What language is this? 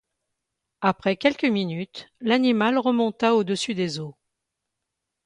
French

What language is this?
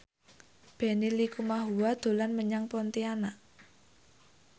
Javanese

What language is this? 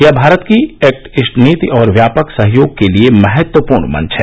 Hindi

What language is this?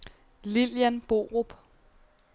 Danish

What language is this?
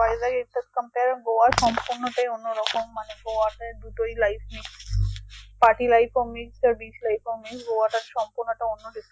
Bangla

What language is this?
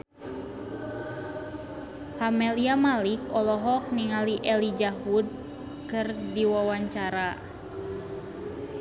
Sundanese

